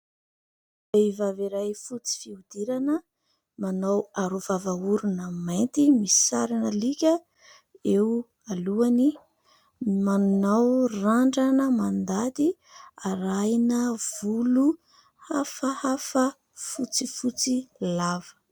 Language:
Malagasy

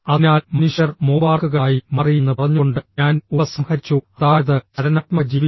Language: Malayalam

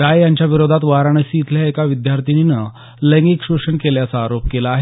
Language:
Marathi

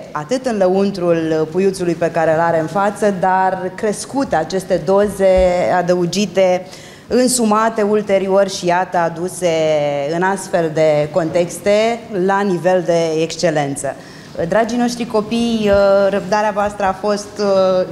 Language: Romanian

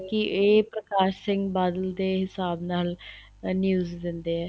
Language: Punjabi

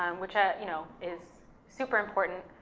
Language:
English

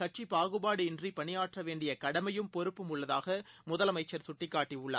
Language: Tamil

